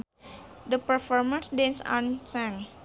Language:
Sundanese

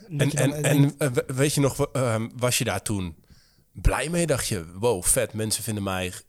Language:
Dutch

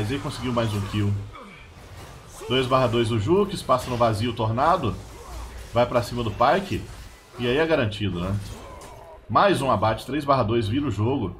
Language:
Portuguese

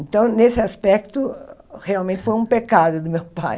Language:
Portuguese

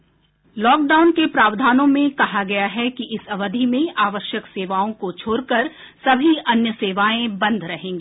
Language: Hindi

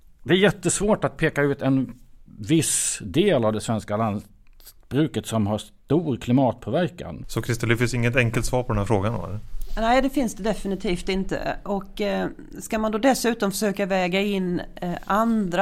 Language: Swedish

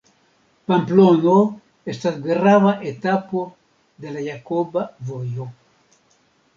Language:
Esperanto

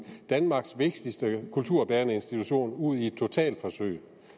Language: Danish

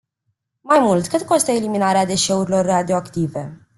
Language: Romanian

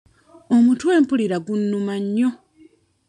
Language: Ganda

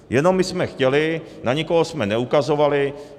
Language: Czech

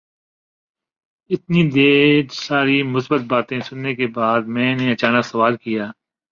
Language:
Urdu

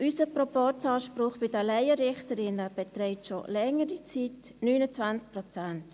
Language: Swiss German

